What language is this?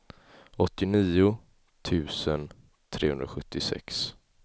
Swedish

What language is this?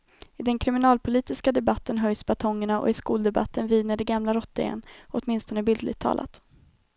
Swedish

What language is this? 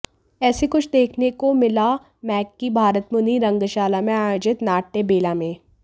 Hindi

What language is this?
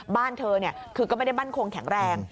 Thai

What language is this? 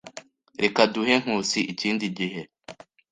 Kinyarwanda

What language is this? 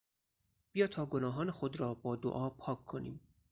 Persian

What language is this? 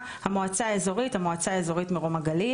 Hebrew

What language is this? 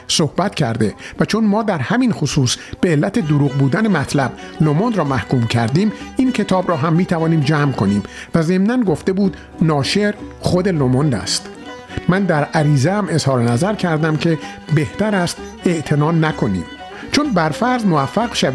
Persian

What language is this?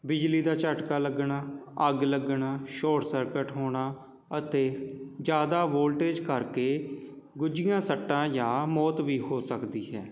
Punjabi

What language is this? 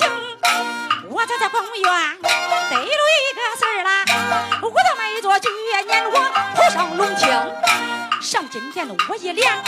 Chinese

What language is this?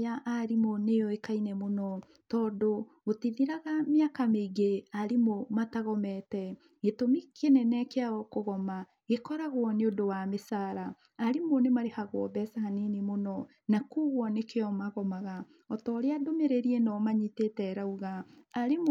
Kikuyu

